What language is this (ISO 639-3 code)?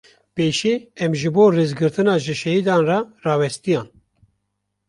kur